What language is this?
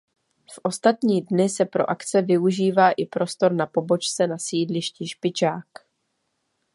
Czech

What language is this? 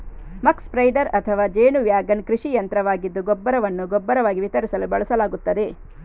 Kannada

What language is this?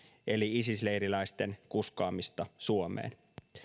Finnish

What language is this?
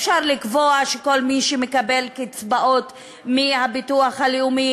Hebrew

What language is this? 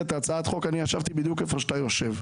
Hebrew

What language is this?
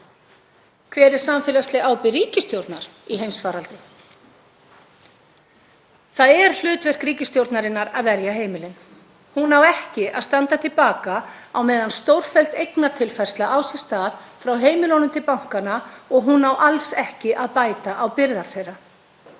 Icelandic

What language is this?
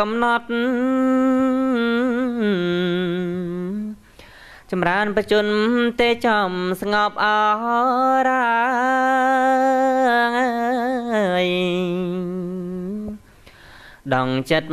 Vietnamese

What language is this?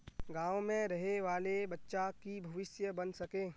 Magahi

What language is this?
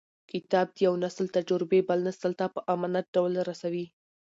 Pashto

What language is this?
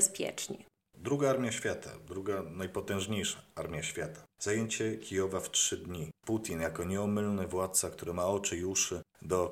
Polish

